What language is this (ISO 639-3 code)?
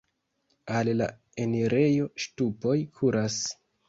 epo